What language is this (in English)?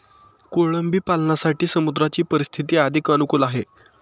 Marathi